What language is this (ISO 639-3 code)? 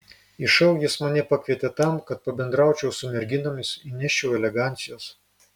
lit